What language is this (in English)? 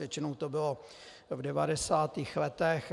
Czech